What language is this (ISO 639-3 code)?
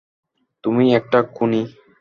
ben